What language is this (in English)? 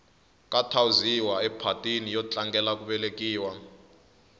Tsonga